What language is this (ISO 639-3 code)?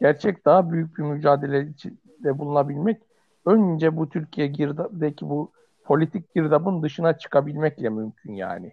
tur